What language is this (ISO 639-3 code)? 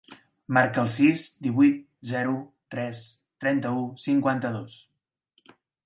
cat